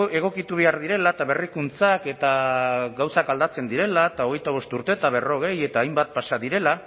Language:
Basque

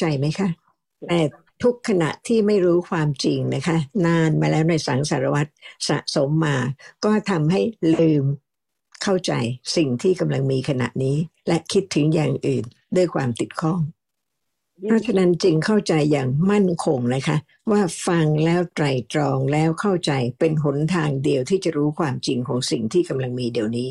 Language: Thai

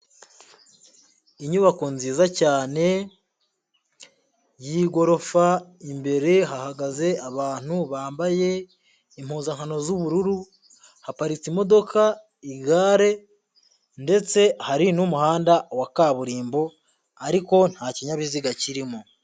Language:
Kinyarwanda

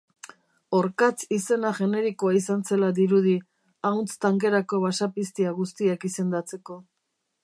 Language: Basque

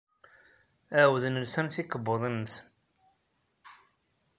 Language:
Kabyle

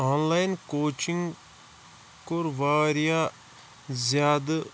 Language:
Kashmiri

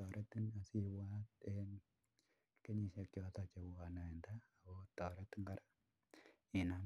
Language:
Kalenjin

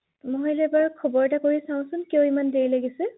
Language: Assamese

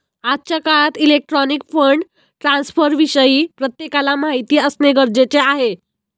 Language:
Marathi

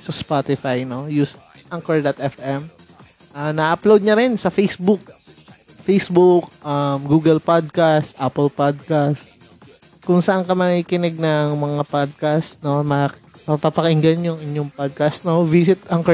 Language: Filipino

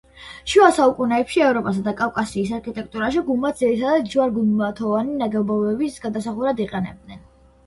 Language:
Georgian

